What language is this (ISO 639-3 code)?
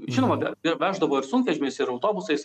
lit